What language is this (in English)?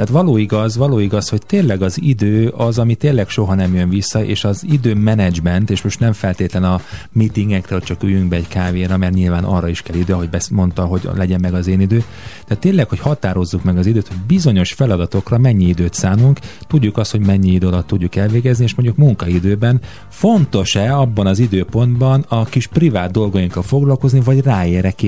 Hungarian